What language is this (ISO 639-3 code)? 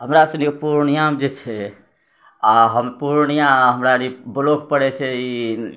mai